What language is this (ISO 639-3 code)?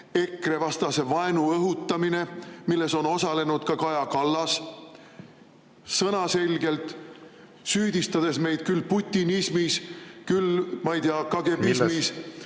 est